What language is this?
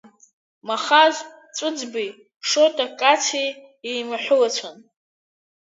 Abkhazian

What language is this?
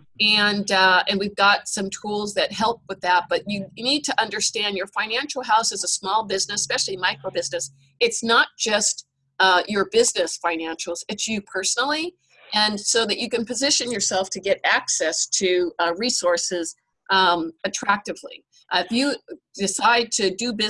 English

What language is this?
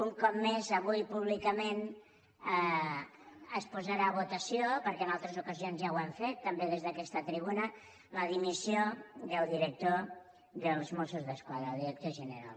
Catalan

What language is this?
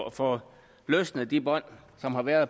Danish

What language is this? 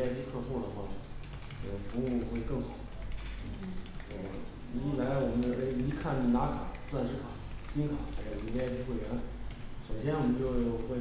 Chinese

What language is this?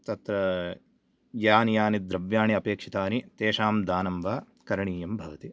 Sanskrit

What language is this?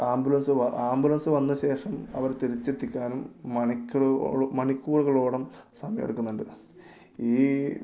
Malayalam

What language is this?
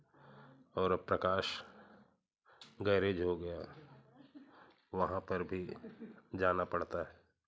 Hindi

